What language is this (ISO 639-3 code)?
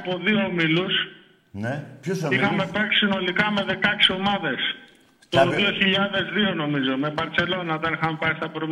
ell